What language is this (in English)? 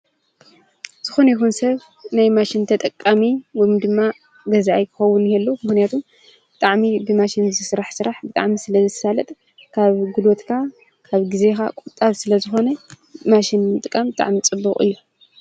Tigrinya